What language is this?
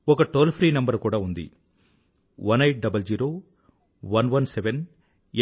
Telugu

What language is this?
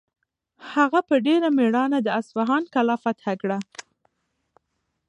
Pashto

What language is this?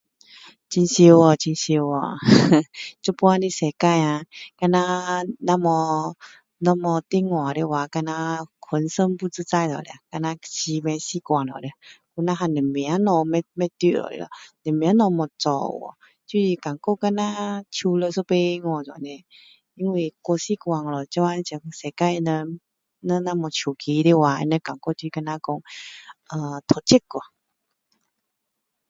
Min Dong Chinese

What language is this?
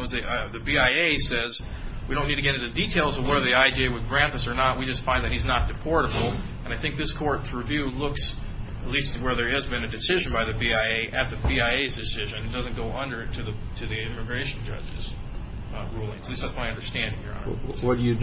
English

